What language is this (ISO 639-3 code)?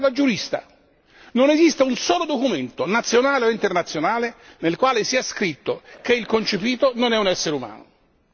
ita